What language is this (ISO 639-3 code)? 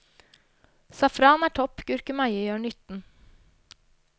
nor